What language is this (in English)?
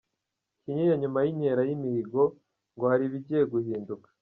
Kinyarwanda